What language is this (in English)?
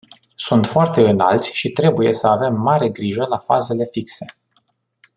Romanian